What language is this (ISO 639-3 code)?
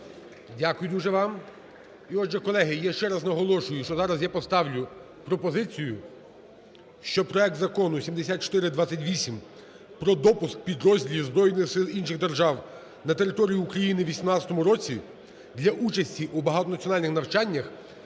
ukr